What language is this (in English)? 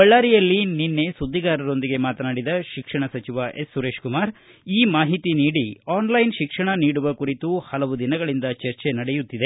Kannada